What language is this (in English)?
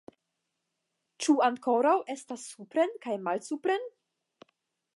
Esperanto